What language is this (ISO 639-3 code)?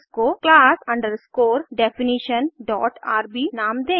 hin